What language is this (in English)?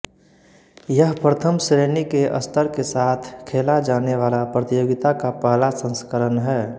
Hindi